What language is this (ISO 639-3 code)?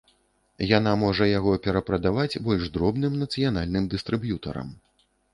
bel